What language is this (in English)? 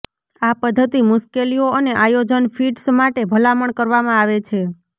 Gujarati